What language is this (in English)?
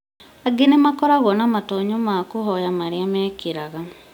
Kikuyu